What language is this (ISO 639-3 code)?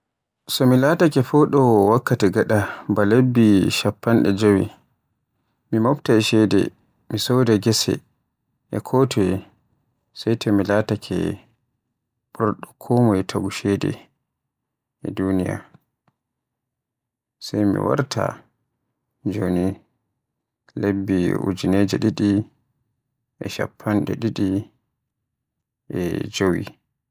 fue